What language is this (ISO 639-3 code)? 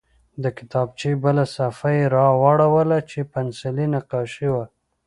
pus